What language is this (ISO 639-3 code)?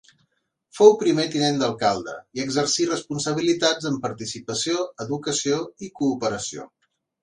cat